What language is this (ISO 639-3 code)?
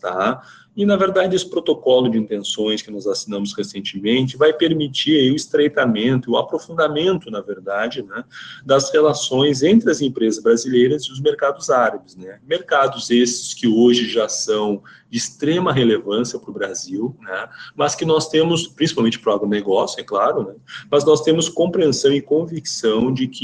por